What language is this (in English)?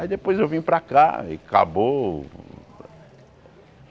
Portuguese